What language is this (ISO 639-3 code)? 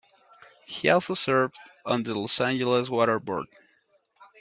eng